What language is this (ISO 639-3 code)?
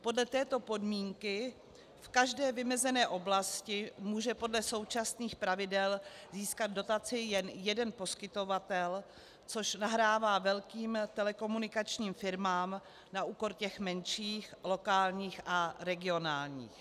ces